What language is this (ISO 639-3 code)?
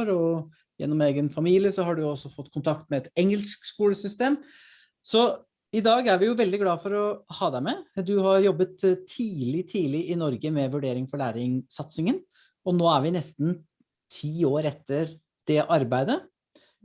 nor